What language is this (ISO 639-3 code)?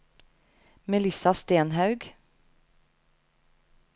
nor